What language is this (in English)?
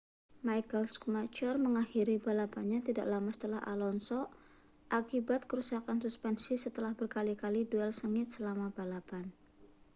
Indonesian